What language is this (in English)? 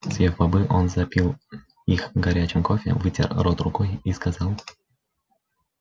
Russian